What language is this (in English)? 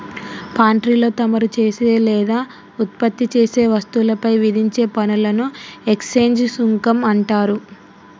Telugu